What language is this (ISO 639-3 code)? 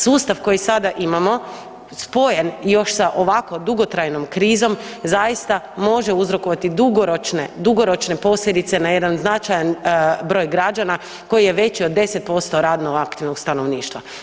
hrv